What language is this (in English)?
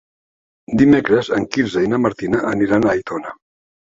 Catalan